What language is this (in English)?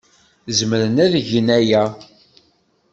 Kabyle